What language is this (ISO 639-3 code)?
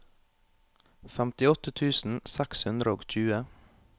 nor